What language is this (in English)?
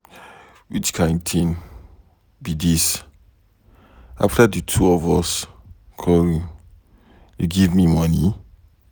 Nigerian Pidgin